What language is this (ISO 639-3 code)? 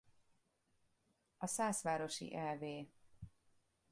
hun